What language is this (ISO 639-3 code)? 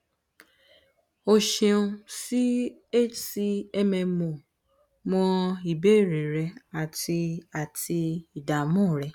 yor